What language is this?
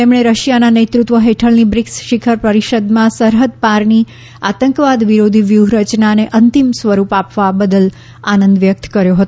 Gujarati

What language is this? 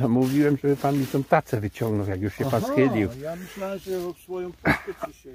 Polish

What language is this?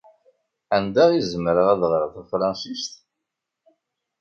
Kabyle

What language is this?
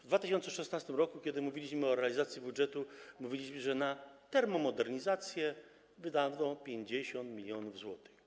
Polish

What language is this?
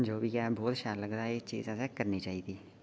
Dogri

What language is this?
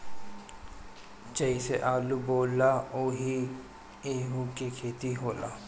Bhojpuri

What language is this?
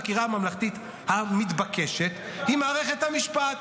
Hebrew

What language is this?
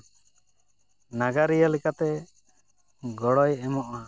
Santali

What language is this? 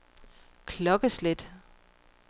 Danish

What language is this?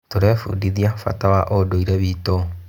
Kikuyu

